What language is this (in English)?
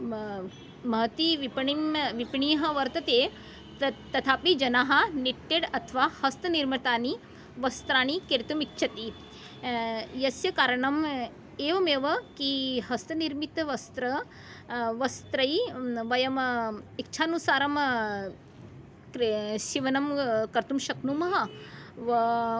Sanskrit